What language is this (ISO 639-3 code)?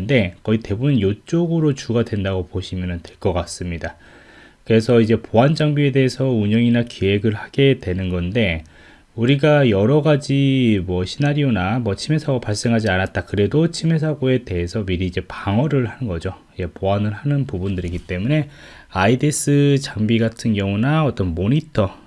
kor